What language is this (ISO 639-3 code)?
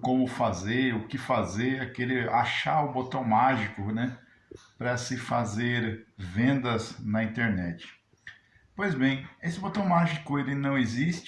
por